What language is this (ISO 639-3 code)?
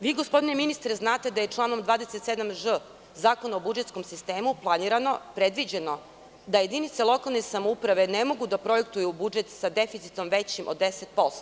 srp